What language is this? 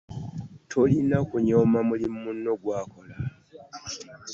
Ganda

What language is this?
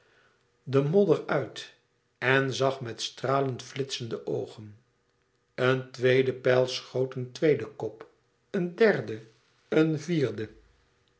Dutch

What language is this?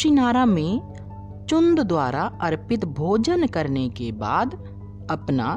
Hindi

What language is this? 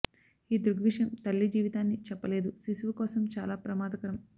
Telugu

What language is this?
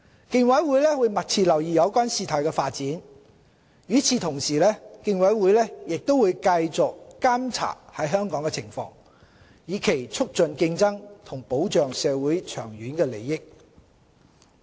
Cantonese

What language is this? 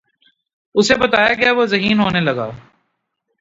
Urdu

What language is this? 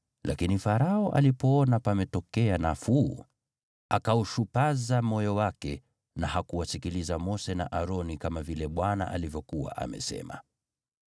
Swahili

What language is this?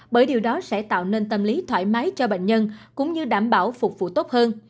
Vietnamese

